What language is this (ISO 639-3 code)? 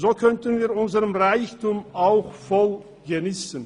gsw